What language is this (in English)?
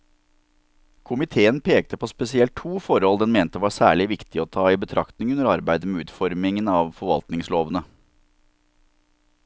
Norwegian